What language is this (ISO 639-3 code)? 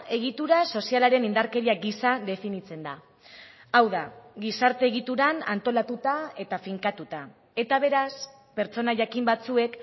eus